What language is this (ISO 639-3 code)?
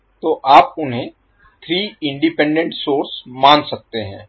hin